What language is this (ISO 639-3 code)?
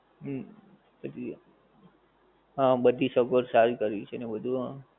guj